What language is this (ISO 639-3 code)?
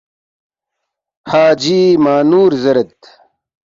bft